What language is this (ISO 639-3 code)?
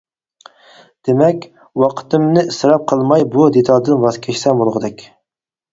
uig